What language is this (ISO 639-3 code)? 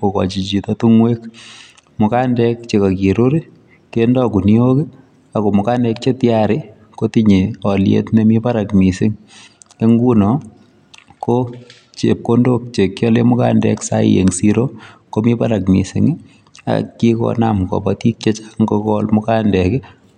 kln